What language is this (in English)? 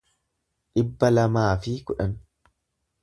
Oromo